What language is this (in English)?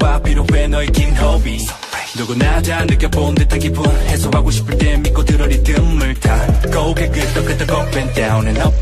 Polish